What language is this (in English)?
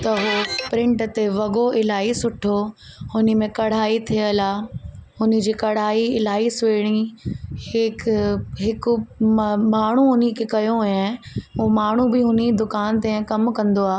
Sindhi